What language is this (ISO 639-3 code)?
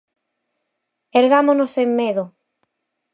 glg